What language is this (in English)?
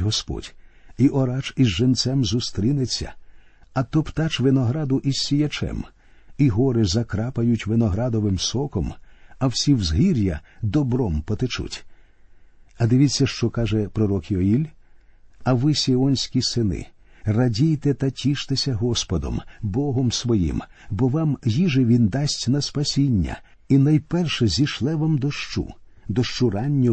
Ukrainian